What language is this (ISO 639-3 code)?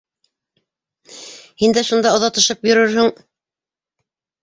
bak